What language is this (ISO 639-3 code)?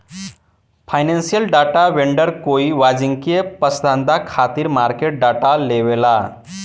bho